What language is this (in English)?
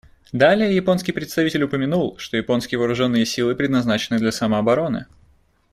Russian